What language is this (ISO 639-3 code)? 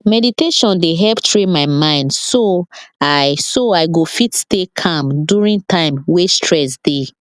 pcm